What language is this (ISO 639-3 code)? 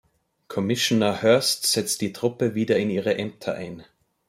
deu